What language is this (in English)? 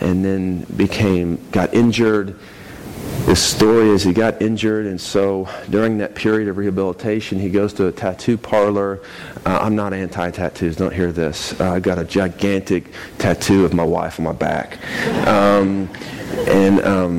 English